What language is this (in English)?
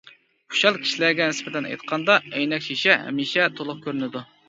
Uyghur